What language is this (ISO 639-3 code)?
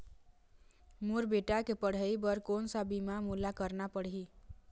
hne